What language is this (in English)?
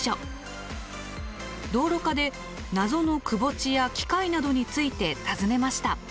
Japanese